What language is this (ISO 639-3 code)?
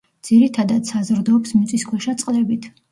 kat